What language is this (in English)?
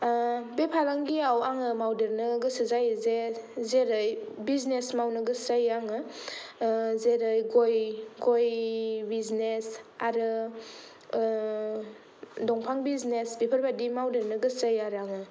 Bodo